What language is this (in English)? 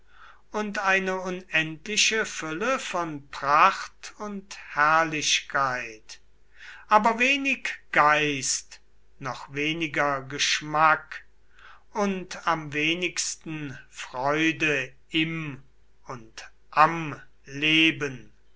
German